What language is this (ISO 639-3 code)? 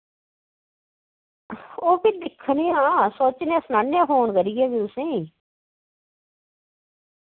doi